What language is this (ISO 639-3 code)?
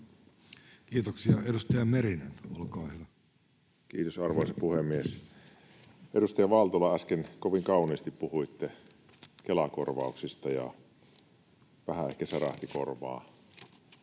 fin